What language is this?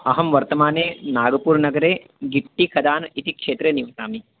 Sanskrit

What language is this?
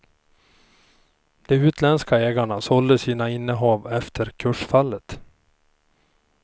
Swedish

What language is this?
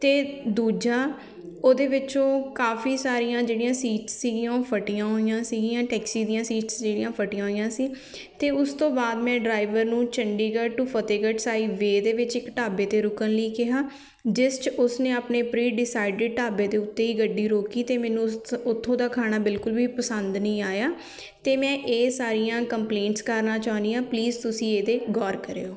Punjabi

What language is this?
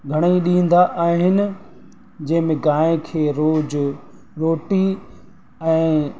Sindhi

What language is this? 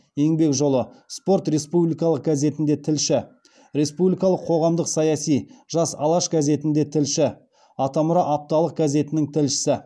Kazakh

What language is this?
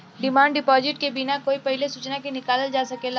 Bhojpuri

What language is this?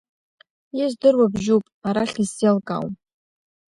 Abkhazian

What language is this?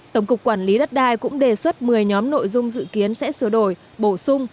Vietnamese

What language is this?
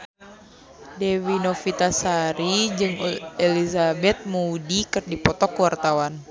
Sundanese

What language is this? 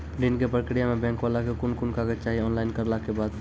Maithili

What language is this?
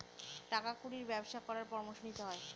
Bangla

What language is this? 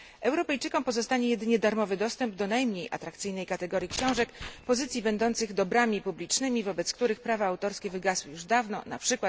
Polish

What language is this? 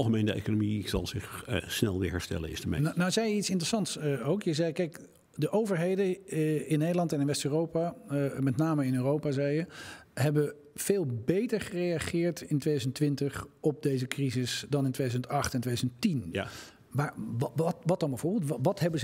Dutch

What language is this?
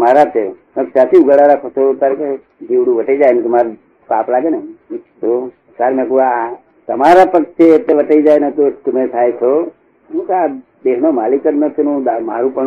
Gujarati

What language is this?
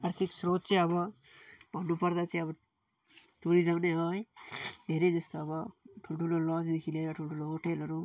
Nepali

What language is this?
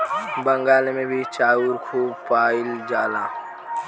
Bhojpuri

